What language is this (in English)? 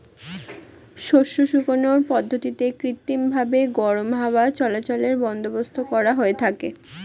Bangla